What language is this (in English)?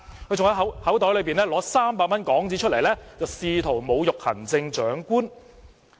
Cantonese